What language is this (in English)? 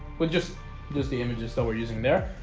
English